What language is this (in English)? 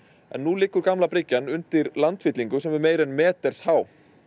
Icelandic